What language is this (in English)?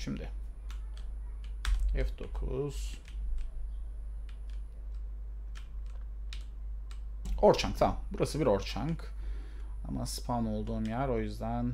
Turkish